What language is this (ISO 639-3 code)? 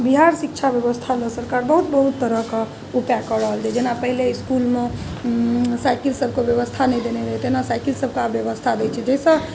mai